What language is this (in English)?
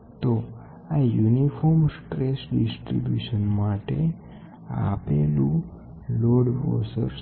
Gujarati